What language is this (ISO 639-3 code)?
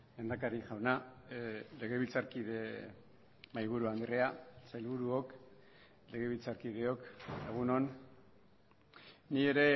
eus